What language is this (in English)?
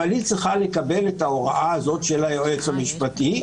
Hebrew